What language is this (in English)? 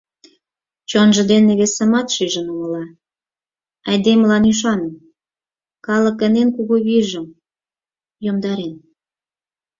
Mari